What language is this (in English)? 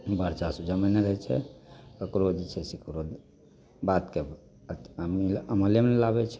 Maithili